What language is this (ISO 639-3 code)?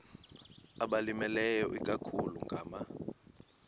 xho